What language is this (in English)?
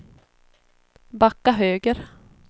Swedish